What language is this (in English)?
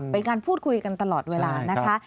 Thai